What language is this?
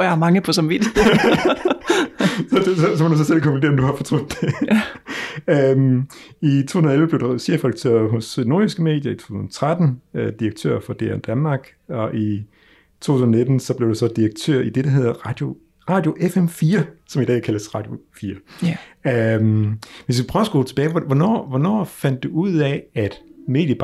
Danish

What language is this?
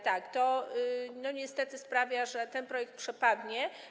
Polish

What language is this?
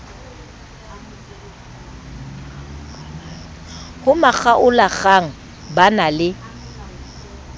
Southern Sotho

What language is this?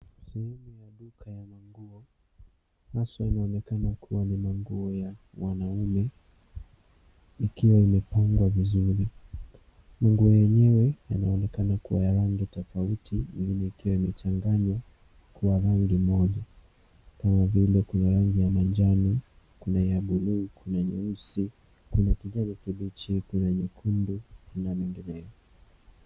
Swahili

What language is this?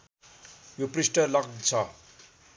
Nepali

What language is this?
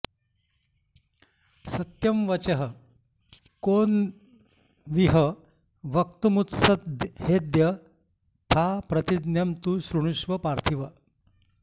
Sanskrit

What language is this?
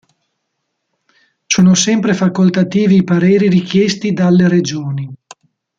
Italian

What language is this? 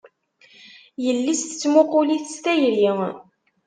Kabyle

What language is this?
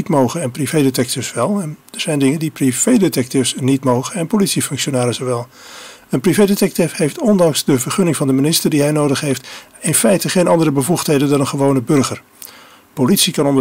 Dutch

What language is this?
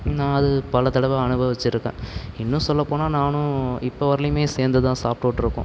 Tamil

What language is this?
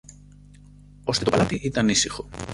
Greek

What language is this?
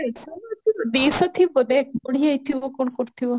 Odia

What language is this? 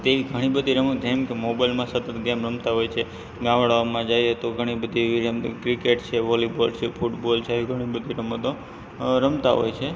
Gujarati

